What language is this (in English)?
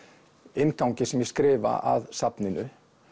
Icelandic